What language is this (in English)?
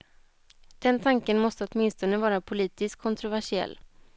Swedish